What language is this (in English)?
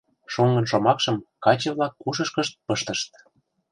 Mari